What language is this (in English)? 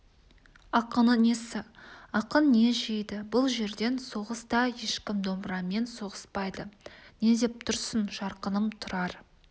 Kazakh